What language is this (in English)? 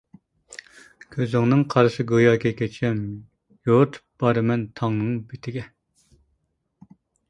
Uyghur